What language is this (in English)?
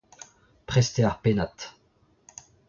Breton